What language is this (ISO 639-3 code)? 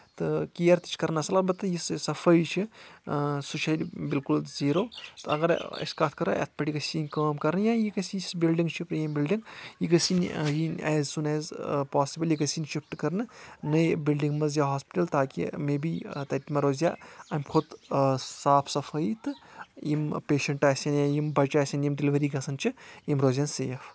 kas